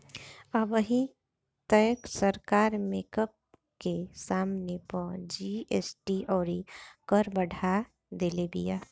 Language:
Bhojpuri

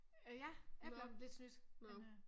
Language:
Danish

